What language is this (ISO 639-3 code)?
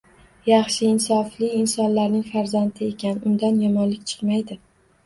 uzb